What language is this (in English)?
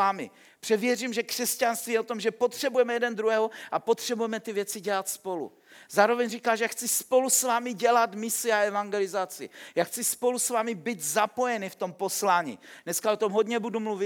Czech